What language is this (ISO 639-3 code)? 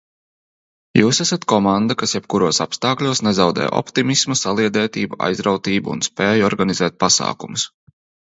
lav